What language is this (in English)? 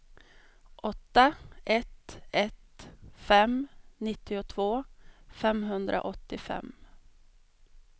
Swedish